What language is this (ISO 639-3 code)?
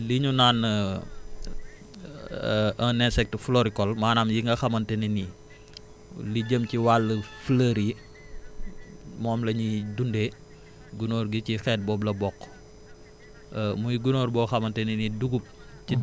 wol